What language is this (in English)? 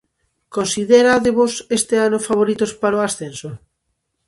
Galician